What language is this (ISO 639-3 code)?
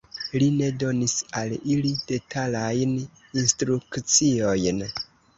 epo